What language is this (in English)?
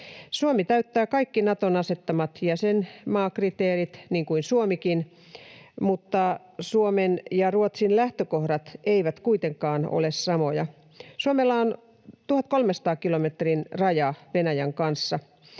Finnish